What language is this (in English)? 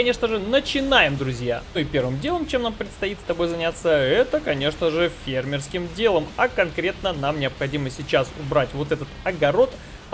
Russian